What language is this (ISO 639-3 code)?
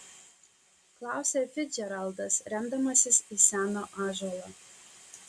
lit